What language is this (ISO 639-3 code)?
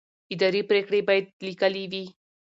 pus